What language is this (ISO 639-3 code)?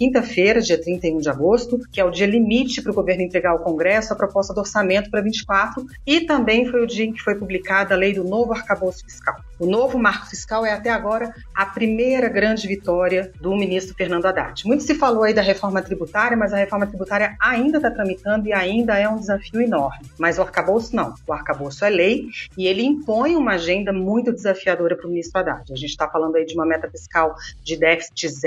por